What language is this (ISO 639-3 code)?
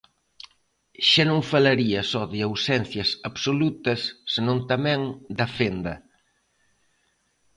glg